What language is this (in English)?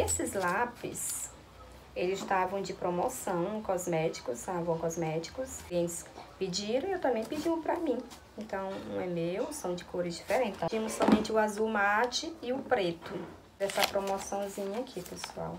Portuguese